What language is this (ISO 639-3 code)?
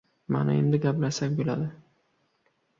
uzb